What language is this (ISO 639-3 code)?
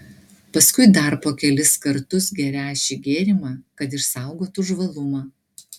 lit